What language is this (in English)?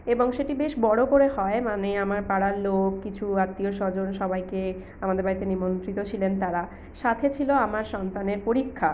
Bangla